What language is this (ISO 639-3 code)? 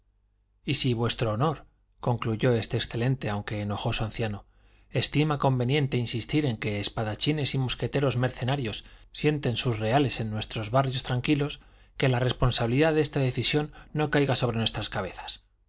spa